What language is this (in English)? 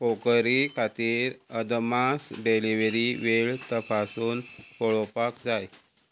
Konkani